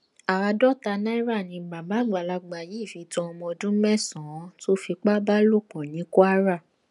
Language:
Yoruba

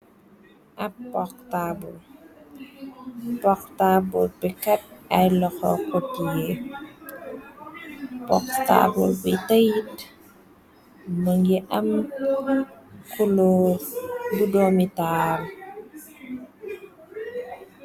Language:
Wolof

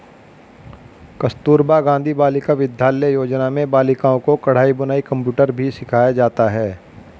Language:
Hindi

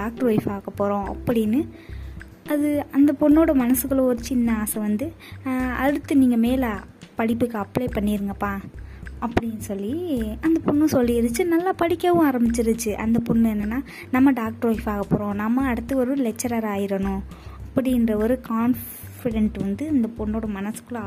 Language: Tamil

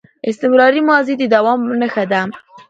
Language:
Pashto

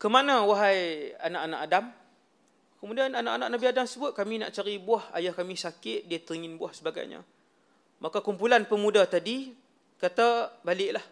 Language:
Malay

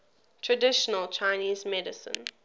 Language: English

